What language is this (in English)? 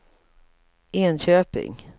Swedish